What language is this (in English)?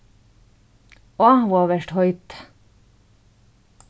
Faroese